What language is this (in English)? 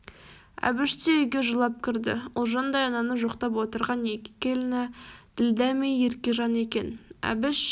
Kazakh